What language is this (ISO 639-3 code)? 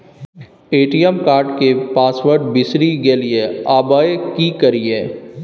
mai